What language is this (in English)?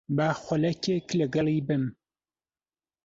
Central Kurdish